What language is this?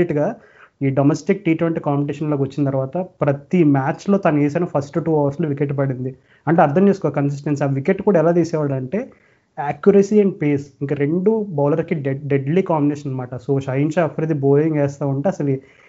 Telugu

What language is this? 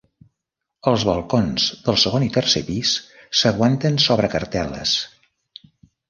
Catalan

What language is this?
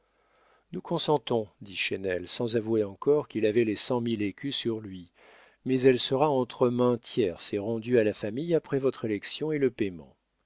French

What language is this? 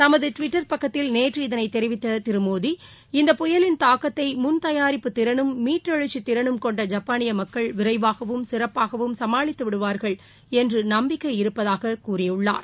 Tamil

